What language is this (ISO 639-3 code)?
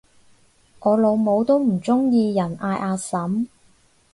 yue